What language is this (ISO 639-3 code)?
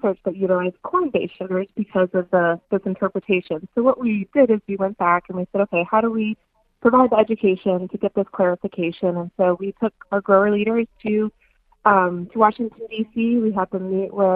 eng